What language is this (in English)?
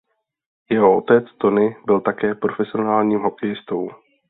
Czech